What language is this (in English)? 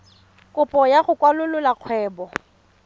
Tswana